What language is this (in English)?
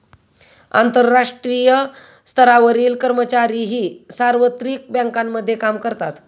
Marathi